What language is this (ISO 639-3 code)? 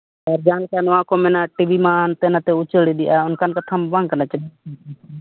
sat